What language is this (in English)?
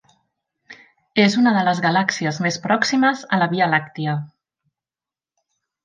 Catalan